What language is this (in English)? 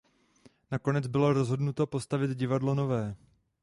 Czech